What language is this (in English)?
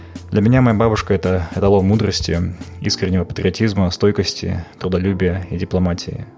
Kazakh